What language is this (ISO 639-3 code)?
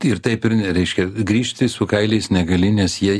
lit